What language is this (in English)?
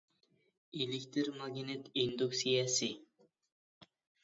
Uyghur